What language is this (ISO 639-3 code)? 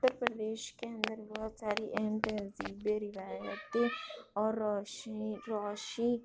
urd